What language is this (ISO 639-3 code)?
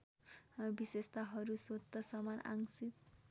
nep